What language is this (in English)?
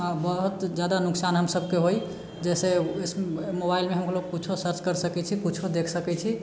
Maithili